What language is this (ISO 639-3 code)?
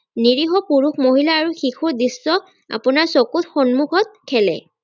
asm